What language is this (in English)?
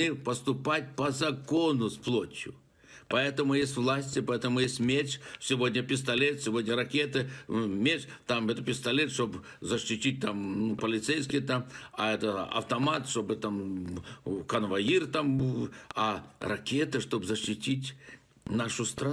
Russian